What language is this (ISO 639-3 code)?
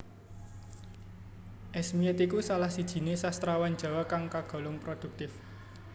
jav